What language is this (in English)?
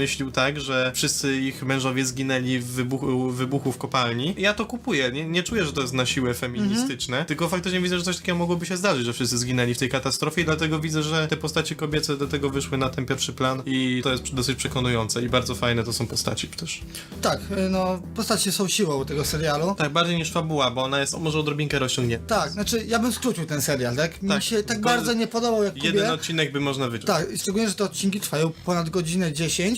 Polish